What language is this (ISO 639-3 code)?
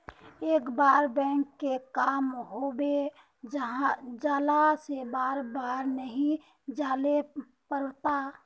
mag